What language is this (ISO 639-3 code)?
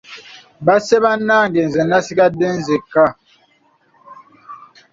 lug